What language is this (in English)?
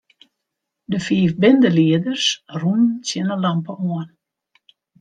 Western Frisian